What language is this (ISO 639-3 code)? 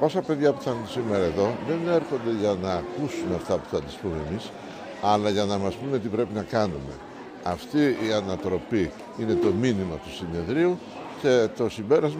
ell